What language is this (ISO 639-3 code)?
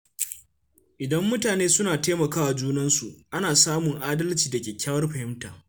hau